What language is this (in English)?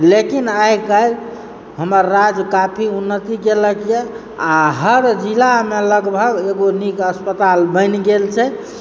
Maithili